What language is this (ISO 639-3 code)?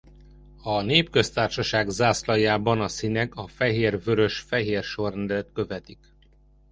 hun